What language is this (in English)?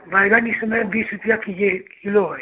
Hindi